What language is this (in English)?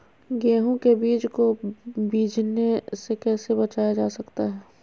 Magahi